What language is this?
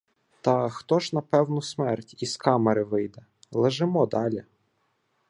Ukrainian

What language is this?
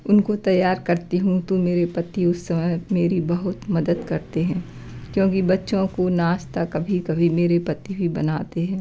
Hindi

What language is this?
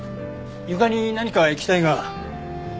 Japanese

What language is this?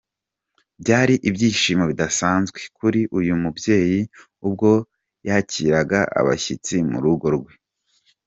Kinyarwanda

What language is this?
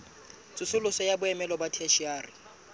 Southern Sotho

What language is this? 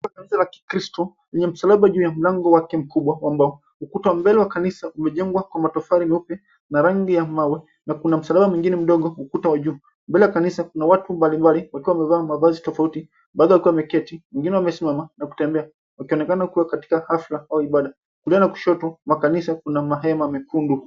Swahili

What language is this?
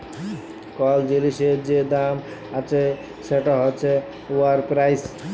Bangla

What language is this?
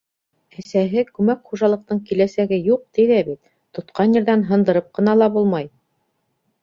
Bashkir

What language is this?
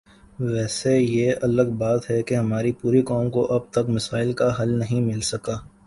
Urdu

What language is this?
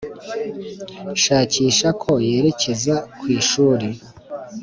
Kinyarwanda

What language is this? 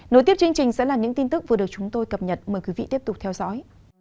Vietnamese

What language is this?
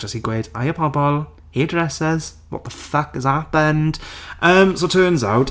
Welsh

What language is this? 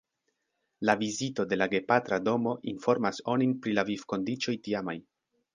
Esperanto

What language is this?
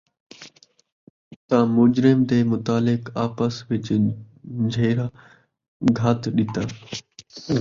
Saraiki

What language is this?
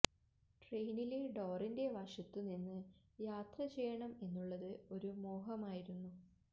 Malayalam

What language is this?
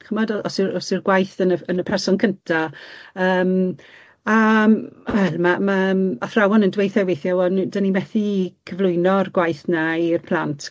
Welsh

